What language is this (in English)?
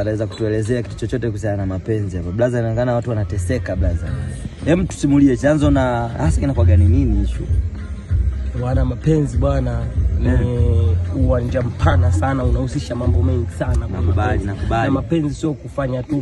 Swahili